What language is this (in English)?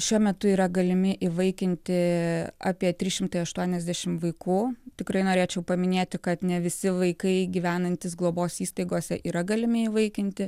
Lithuanian